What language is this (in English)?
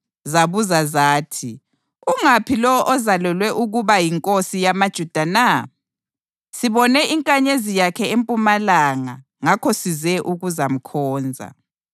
North Ndebele